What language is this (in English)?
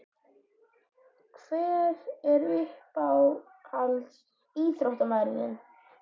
Icelandic